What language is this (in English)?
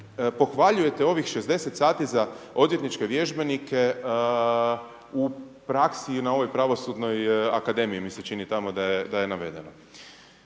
Croatian